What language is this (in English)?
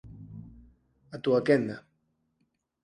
Galician